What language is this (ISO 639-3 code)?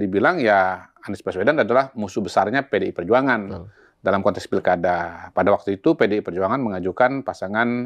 ind